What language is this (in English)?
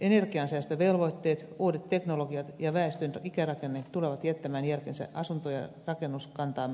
Finnish